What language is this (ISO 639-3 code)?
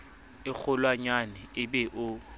sot